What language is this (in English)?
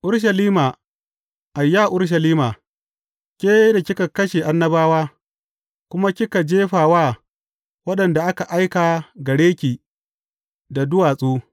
Hausa